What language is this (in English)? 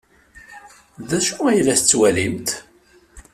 Kabyle